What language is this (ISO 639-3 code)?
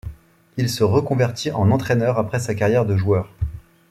fra